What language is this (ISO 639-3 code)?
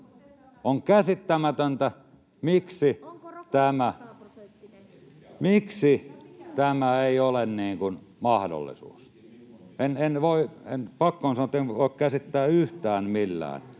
fin